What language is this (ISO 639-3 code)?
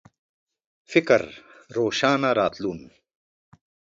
pus